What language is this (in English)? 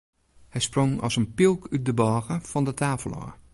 Western Frisian